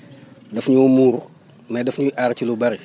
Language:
Wolof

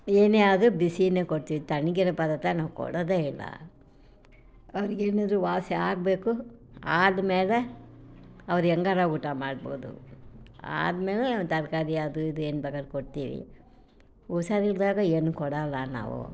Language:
Kannada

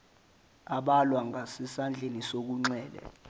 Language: Zulu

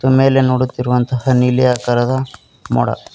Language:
Kannada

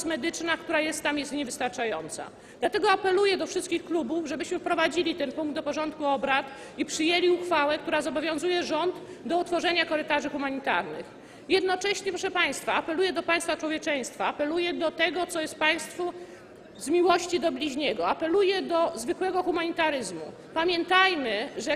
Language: Polish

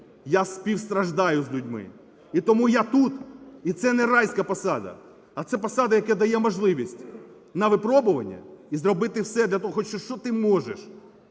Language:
Ukrainian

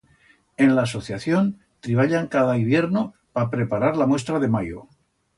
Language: Aragonese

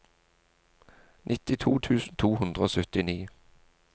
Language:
Norwegian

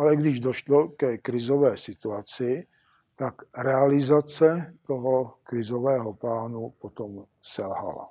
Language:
Czech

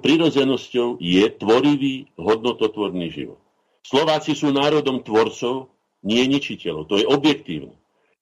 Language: Slovak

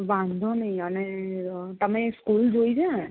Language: Gujarati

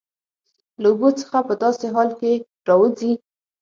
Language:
Pashto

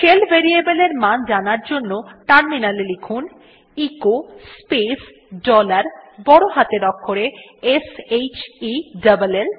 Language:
Bangla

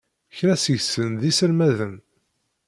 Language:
Kabyle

